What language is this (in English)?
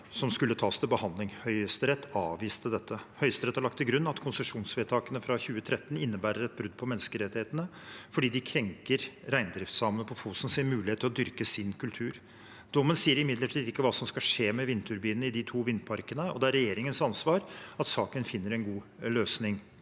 Norwegian